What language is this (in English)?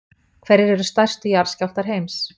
Icelandic